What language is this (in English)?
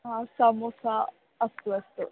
Sanskrit